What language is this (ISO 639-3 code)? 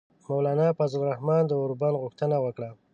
pus